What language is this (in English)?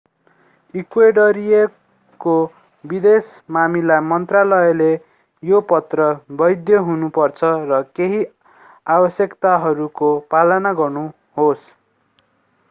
Nepali